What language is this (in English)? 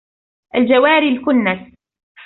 Arabic